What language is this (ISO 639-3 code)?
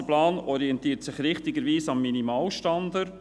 gsw